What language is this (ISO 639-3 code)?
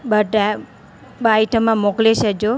snd